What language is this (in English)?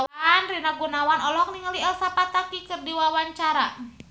Sundanese